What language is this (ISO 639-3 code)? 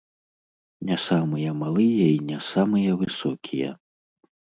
bel